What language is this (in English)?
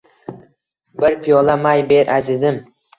Uzbek